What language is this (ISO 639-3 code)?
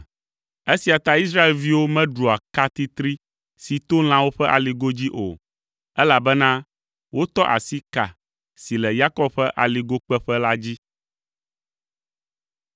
ewe